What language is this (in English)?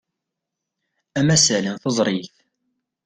Kabyle